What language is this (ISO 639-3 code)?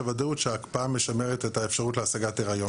heb